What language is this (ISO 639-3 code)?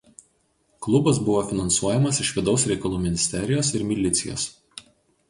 lit